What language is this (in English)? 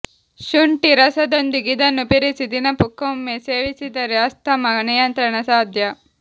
Kannada